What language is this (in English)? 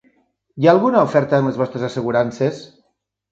Catalan